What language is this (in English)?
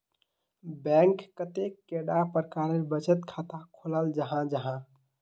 Magahi